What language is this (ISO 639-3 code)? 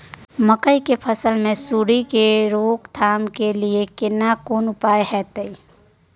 mai